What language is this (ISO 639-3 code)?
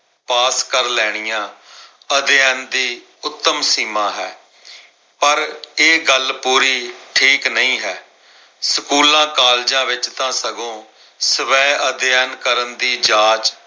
pan